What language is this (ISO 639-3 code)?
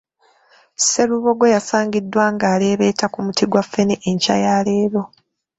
lug